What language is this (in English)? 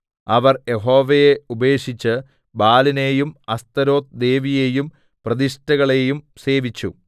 Malayalam